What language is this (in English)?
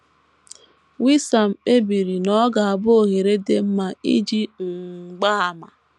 Igbo